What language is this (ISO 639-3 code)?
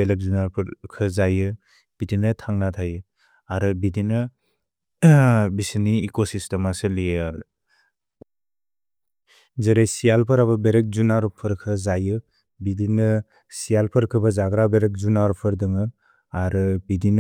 brx